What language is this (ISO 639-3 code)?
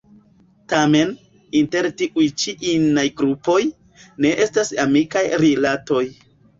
epo